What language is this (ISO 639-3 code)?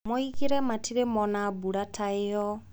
kik